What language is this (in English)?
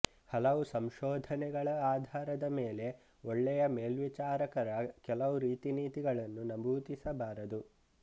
Kannada